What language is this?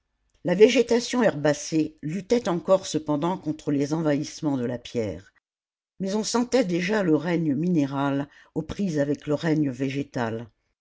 French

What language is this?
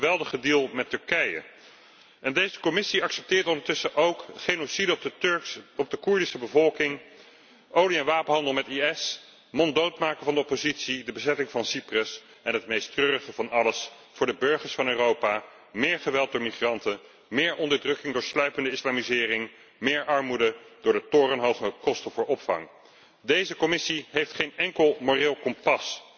Dutch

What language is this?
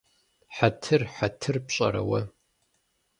Kabardian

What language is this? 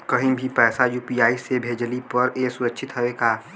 Bhojpuri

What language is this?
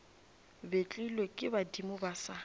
Northern Sotho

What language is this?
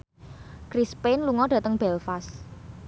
Javanese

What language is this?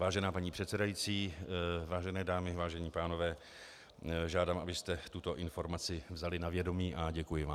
Czech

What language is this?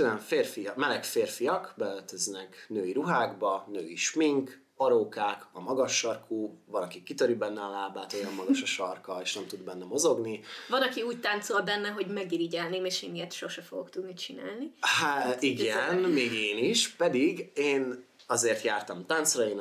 Hungarian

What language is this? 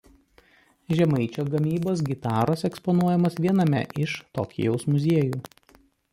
Lithuanian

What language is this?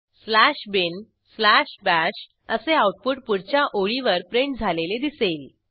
Marathi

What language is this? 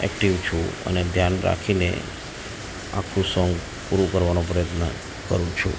Gujarati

